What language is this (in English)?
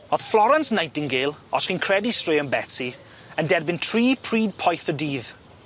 Welsh